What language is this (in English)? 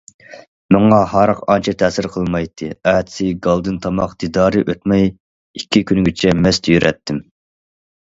Uyghur